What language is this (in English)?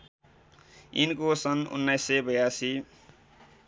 Nepali